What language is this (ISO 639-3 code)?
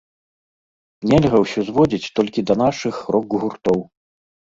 bel